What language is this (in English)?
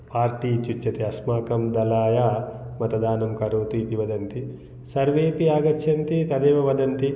Sanskrit